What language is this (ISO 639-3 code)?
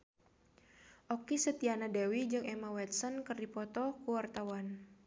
sun